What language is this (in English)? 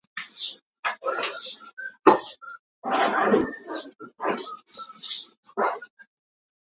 Hakha Chin